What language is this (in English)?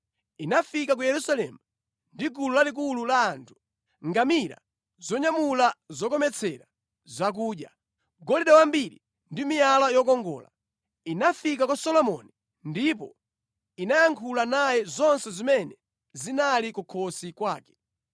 Nyanja